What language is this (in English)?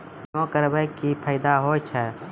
Maithili